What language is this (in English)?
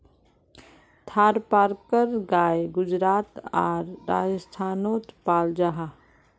Magahi